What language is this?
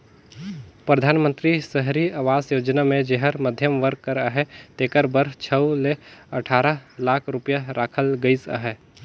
Chhattisgarhi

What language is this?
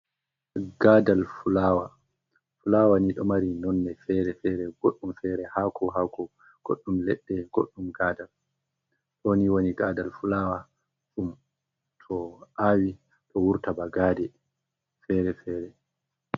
Fula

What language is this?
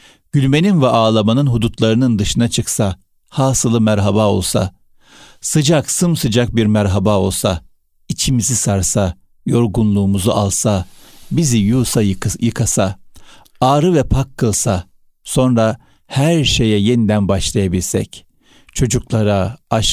Turkish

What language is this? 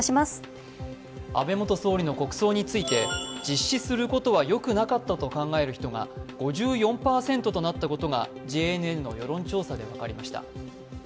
Japanese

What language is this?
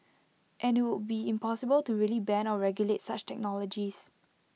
English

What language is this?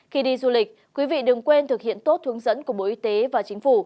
Vietnamese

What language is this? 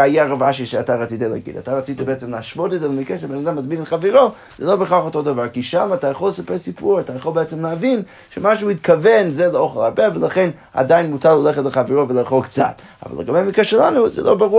Hebrew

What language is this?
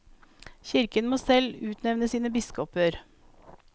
Norwegian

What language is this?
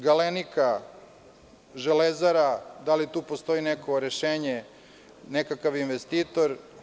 Serbian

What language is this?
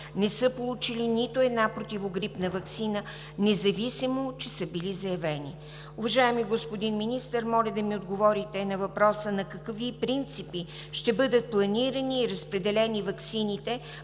Bulgarian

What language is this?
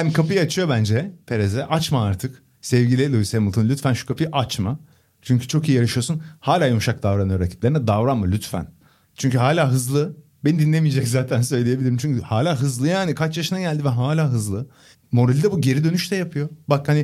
Turkish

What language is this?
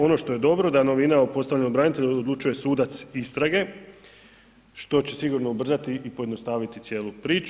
Croatian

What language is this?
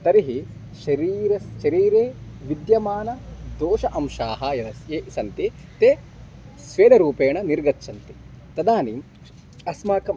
Sanskrit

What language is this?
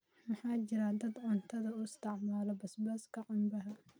Somali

